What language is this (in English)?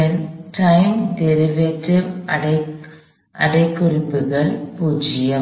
Tamil